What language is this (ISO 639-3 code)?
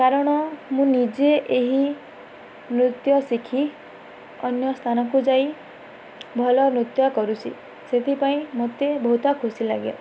ori